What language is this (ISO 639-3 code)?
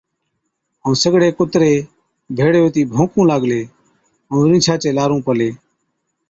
odk